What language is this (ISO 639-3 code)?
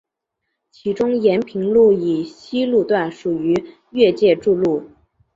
zho